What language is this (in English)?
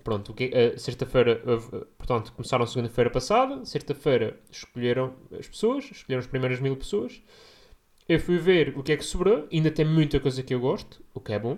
Portuguese